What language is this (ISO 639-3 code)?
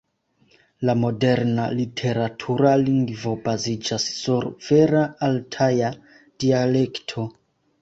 epo